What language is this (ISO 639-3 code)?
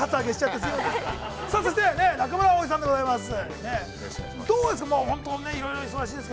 jpn